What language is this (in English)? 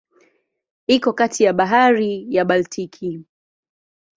Swahili